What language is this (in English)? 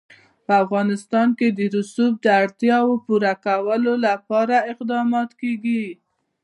Pashto